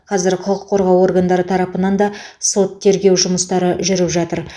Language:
Kazakh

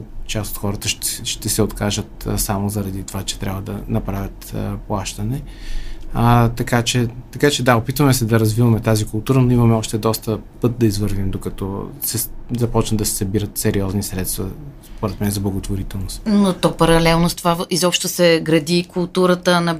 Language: Bulgarian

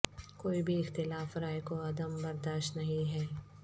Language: Urdu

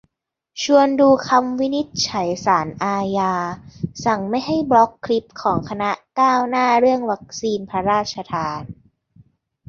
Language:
Thai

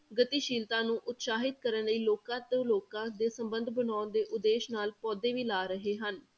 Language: Punjabi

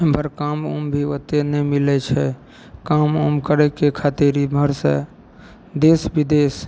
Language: Maithili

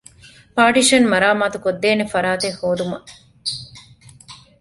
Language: Divehi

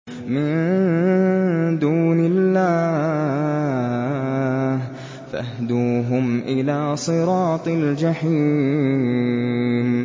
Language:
Arabic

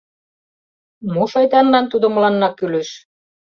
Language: Mari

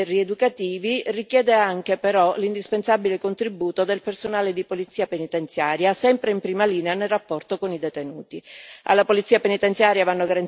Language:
Italian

